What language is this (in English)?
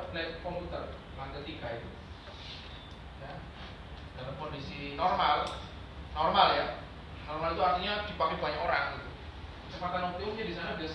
Indonesian